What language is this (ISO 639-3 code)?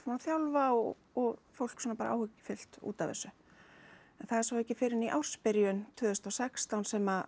isl